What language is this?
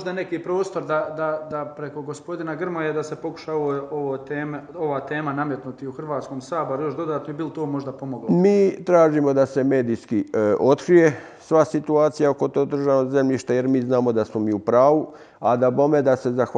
Croatian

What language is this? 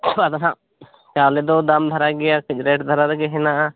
Santali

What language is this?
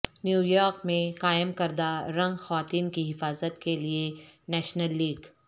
Urdu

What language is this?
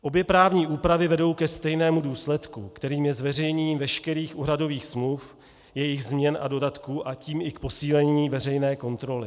Czech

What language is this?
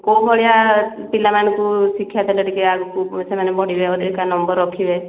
Odia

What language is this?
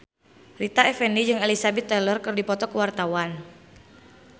Sundanese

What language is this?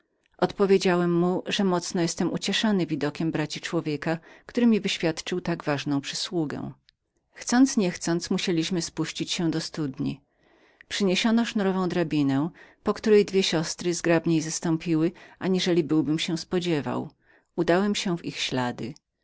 Polish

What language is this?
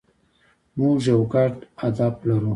Pashto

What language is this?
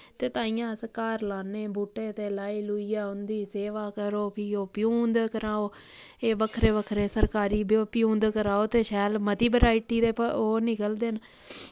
Dogri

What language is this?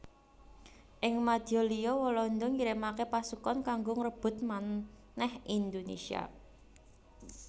Javanese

